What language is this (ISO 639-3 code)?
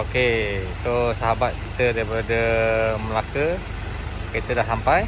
msa